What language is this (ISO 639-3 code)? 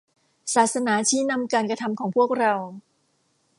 tha